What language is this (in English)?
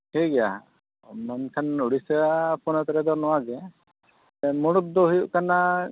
Santali